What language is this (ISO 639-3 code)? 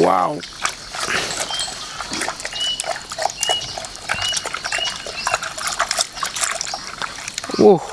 ind